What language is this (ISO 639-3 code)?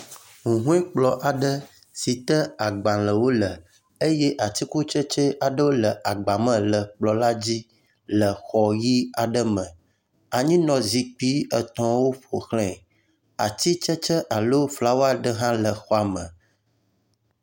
ewe